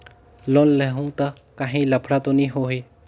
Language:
Chhattisgarhi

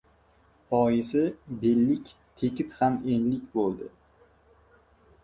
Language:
Uzbek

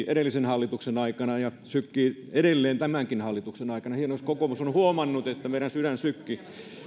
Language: Finnish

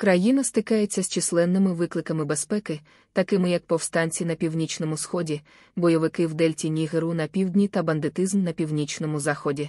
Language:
Russian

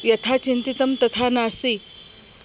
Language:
Sanskrit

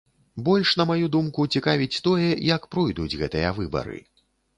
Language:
Belarusian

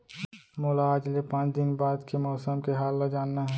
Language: Chhattisgarhi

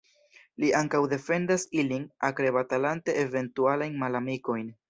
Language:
Esperanto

